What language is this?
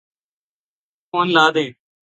Urdu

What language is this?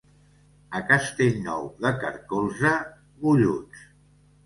Catalan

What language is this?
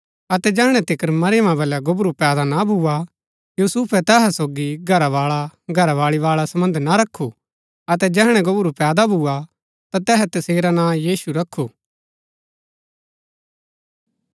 Gaddi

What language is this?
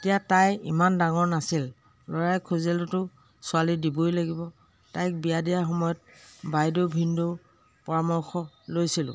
Assamese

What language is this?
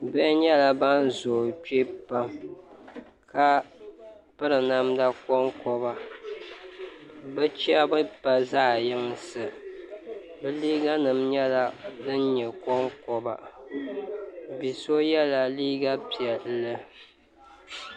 Dagbani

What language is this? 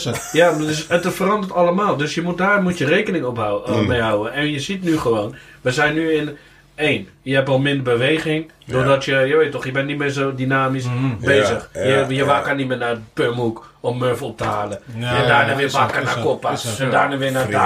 Dutch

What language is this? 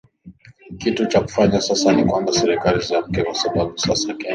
Swahili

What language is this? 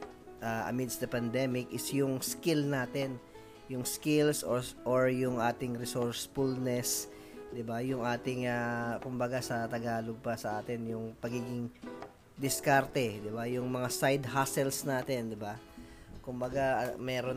Filipino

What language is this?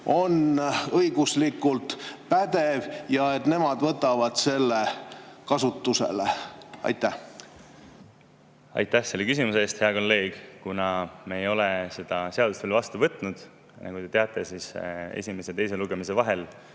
Estonian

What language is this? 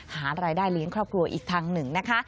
Thai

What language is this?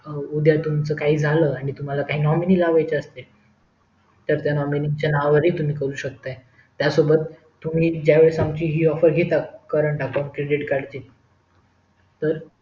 Marathi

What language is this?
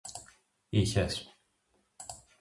Greek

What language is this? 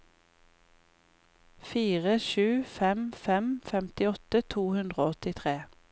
Norwegian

